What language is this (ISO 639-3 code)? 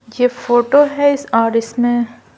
hin